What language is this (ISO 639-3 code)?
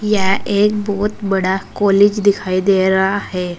hin